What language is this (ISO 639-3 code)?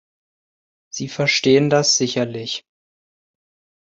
deu